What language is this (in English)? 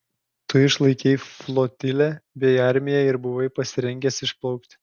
Lithuanian